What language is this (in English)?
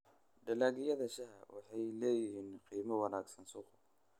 Somali